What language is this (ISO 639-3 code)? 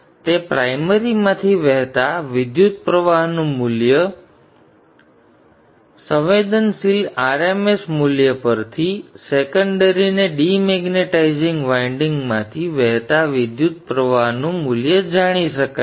guj